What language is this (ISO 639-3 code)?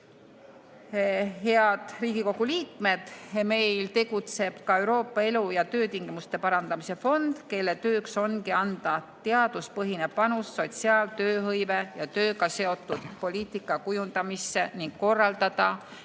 est